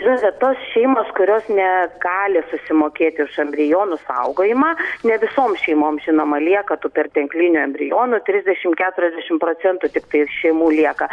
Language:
Lithuanian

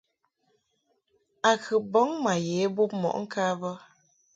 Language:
Mungaka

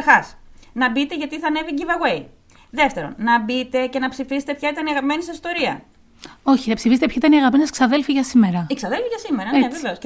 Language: Greek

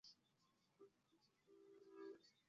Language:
Chinese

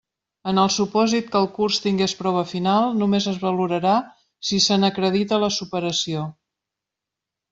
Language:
Catalan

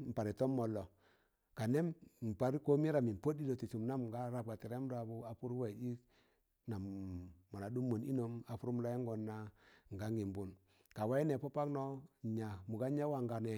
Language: Tangale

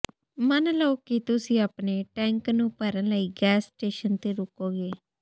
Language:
Punjabi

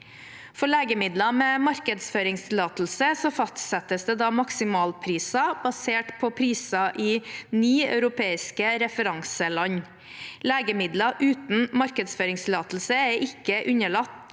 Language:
Norwegian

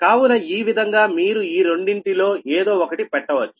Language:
Telugu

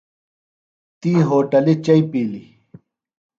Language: Phalura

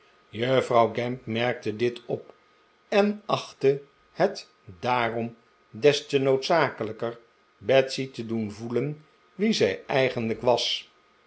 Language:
Dutch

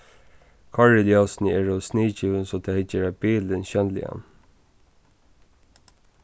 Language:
Faroese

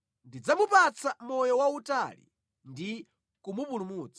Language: Nyanja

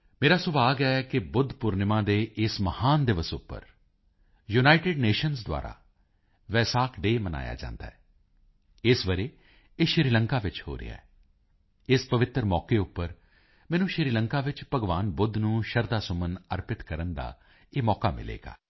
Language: Punjabi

